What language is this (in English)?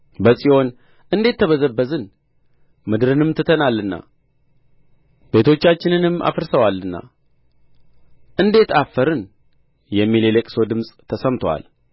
Amharic